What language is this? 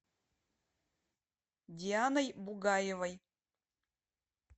Russian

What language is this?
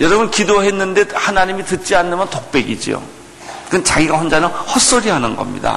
Korean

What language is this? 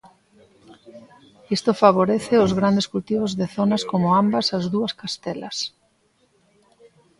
Galician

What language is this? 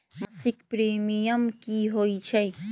Magahi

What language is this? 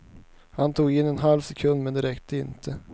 Swedish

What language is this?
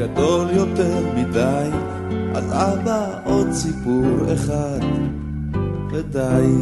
Hebrew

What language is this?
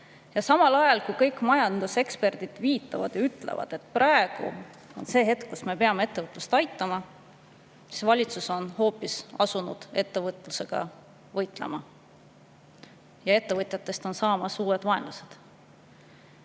Estonian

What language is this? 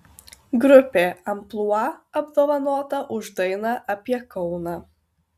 Lithuanian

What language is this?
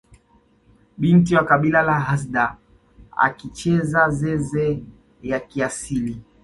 Swahili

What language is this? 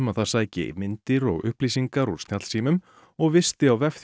Icelandic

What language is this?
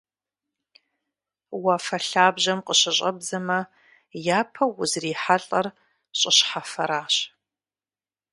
Kabardian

